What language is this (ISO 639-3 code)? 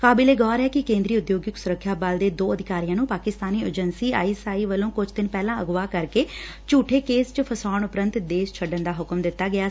pan